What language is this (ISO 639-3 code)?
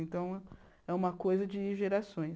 por